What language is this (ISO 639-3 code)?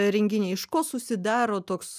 lit